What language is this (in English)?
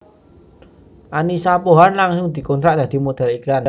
Javanese